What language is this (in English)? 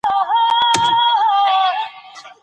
Pashto